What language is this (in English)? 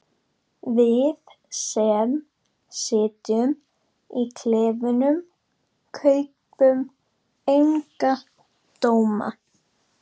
Icelandic